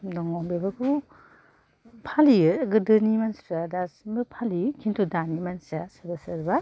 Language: Bodo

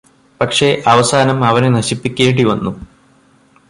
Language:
Malayalam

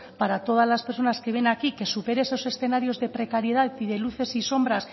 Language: Spanish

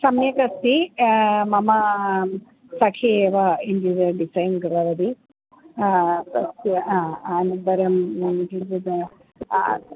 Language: Sanskrit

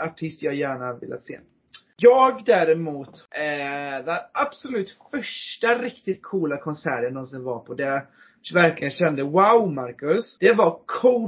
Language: Swedish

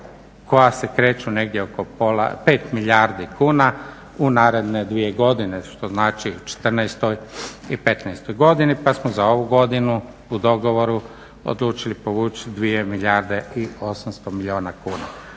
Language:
Croatian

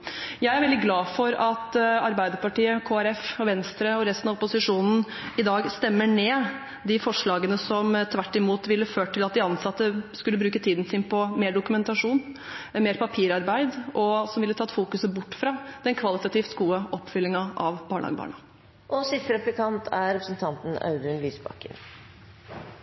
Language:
Norwegian Bokmål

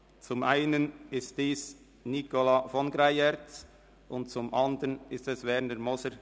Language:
Swiss German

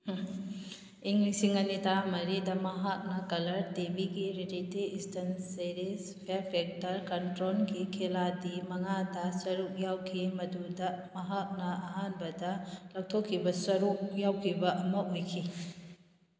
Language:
Manipuri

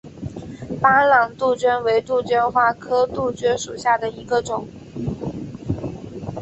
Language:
Chinese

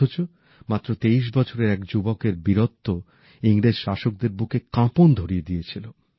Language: Bangla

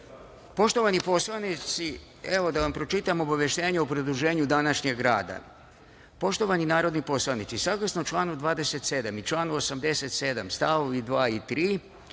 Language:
Serbian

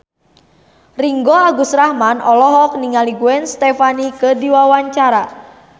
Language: Sundanese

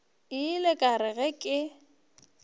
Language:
Northern Sotho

